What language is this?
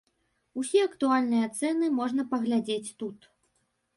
Belarusian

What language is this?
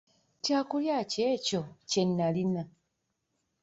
Ganda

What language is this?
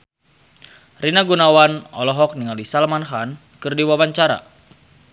Sundanese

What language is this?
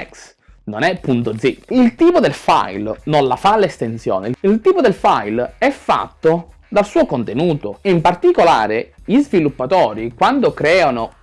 Italian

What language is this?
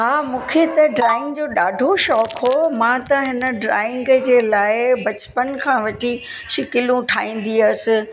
Sindhi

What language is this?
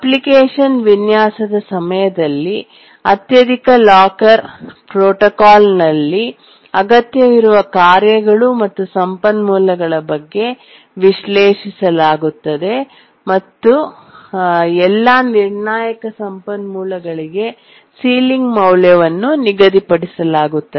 Kannada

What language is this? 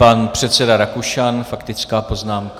Czech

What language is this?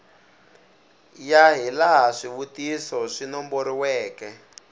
Tsonga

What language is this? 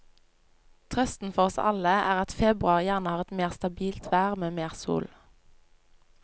Norwegian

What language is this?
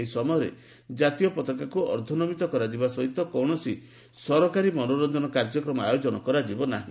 Odia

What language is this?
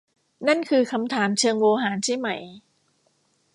Thai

